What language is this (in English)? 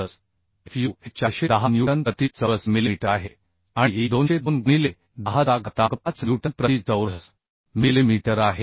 Marathi